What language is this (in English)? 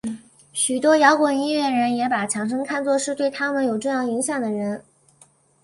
Chinese